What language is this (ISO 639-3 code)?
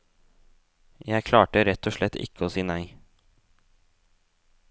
nor